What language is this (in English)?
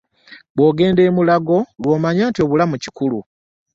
Ganda